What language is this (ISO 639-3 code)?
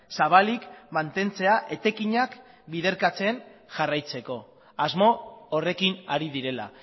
eus